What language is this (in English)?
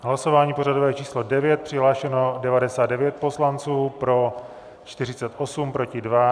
Czech